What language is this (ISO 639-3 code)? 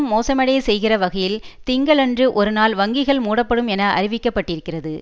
tam